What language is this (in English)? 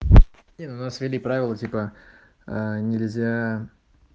Russian